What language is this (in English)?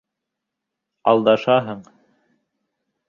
Bashkir